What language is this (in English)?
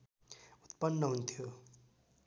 Nepali